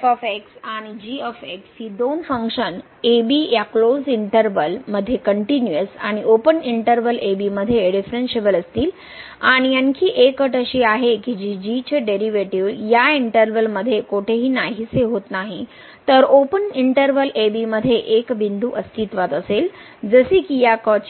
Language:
Marathi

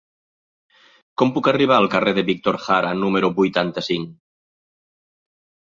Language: Catalan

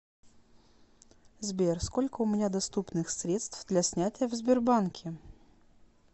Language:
Russian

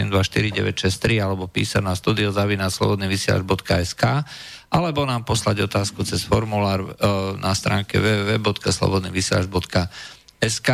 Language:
Slovak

